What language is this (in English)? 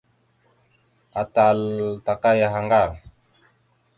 Mada (Cameroon)